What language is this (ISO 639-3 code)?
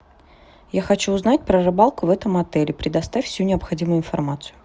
rus